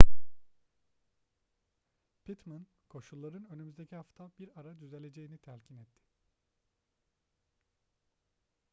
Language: Turkish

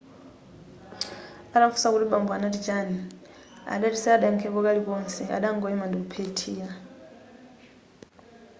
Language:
Nyanja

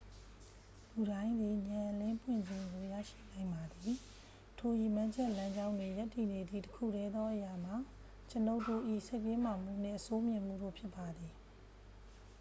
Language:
Burmese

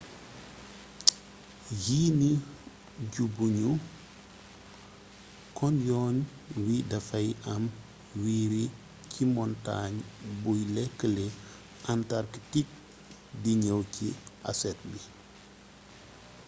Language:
Wolof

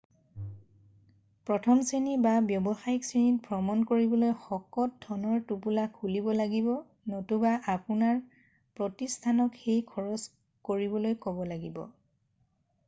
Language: Assamese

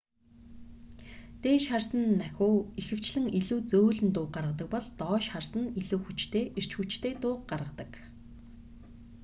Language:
Mongolian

